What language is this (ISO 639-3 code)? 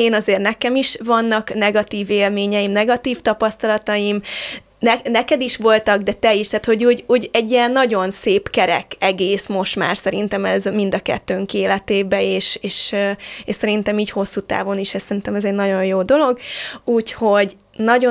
hun